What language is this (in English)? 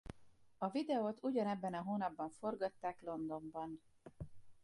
Hungarian